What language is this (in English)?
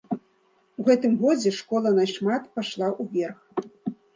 Belarusian